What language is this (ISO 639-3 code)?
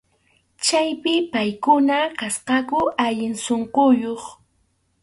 qxu